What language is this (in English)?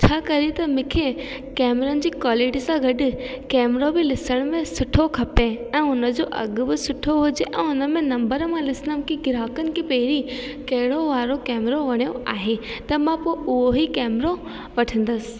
Sindhi